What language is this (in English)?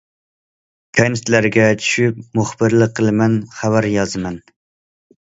Uyghur